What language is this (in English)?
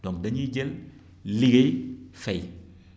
Wolof